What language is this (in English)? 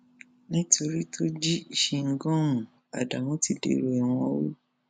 Yoruba